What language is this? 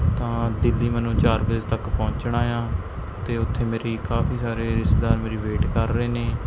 Punjabi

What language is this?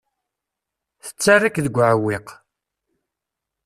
Kabyle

